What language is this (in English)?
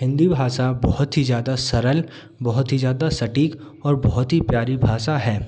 Hindi